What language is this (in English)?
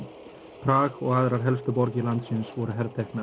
Icelandic